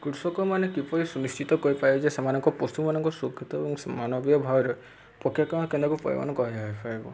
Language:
Odia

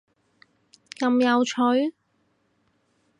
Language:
Cantonese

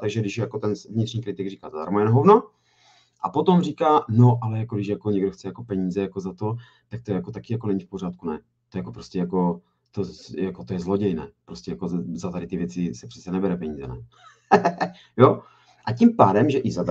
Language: Czech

